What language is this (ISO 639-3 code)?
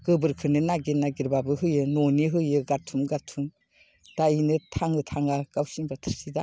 brx